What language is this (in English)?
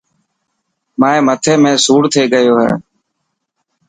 Dhatki